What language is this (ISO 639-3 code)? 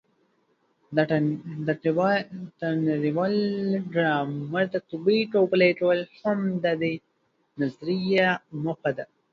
pus